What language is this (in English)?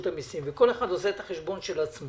Hebrew